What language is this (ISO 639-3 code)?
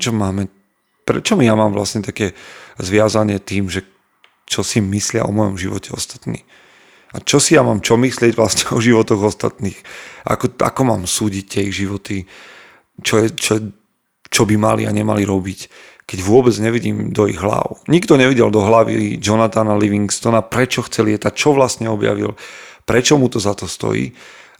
slk